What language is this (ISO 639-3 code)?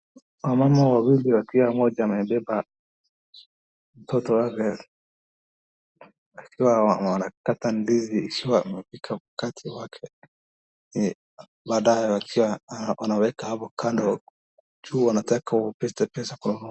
swa